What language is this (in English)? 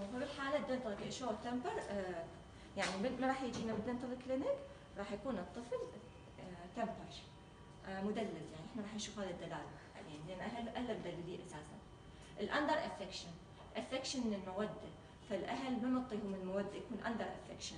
Arabic